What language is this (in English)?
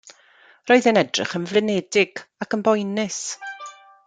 Welsh